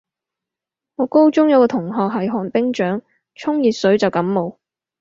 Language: Cantonese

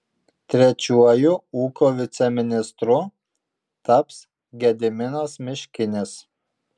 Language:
Lithuanian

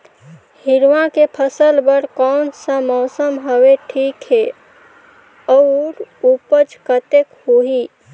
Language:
Chhattisgarhi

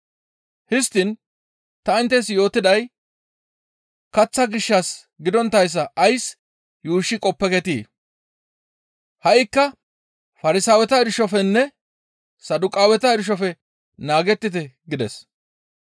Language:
Gamo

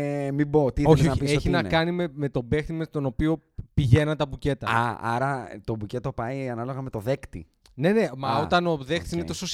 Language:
Greek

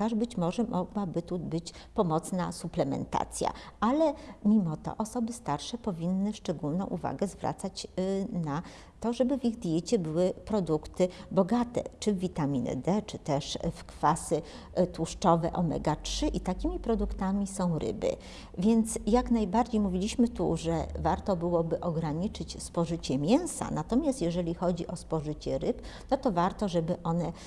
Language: Polish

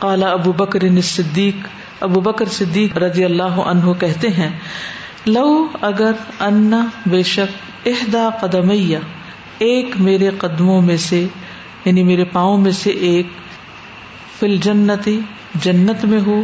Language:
Urdu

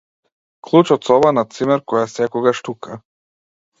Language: Macedonian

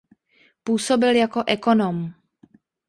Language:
Czech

